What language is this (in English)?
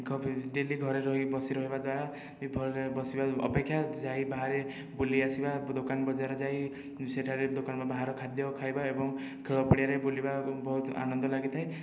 Odia